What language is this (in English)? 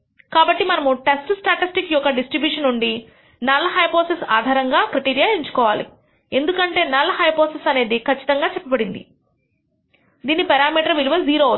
Telugu